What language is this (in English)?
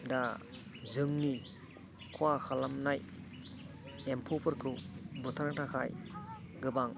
Bodo